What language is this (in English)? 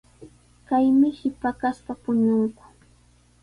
Sihuas Ancash Quechua